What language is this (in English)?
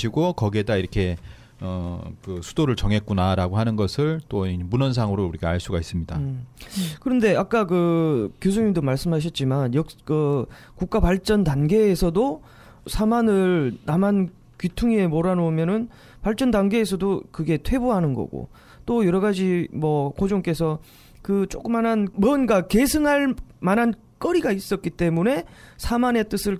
Korean